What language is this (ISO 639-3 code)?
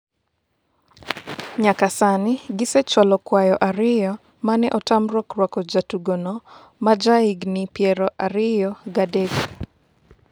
luo